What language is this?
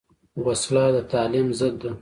Pashto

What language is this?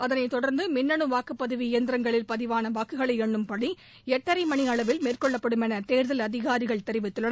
Tamil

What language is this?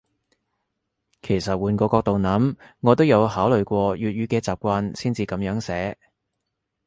Cantonese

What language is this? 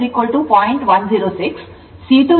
Kannada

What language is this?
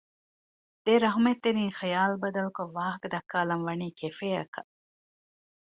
Divehi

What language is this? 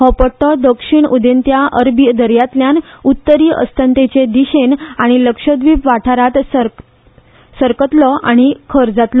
Konkani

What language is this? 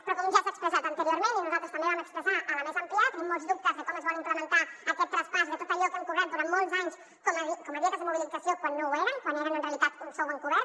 Catalan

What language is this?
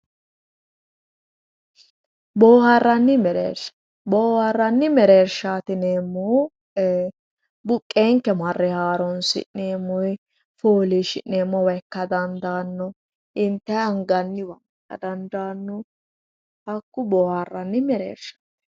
Sidamo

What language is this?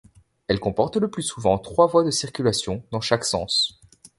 French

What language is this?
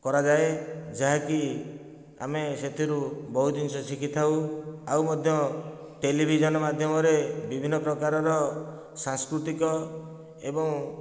Odia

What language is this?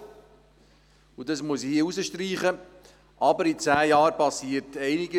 Swiss German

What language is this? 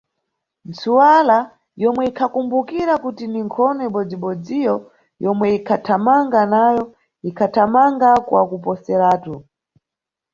Nyungwe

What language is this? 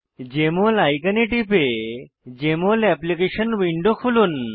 Bangla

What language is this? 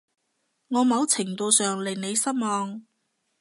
Cantonese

